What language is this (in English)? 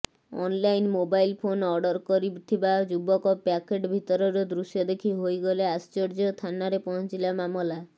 Odia